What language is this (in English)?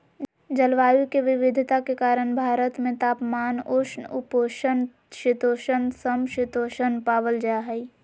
Magahi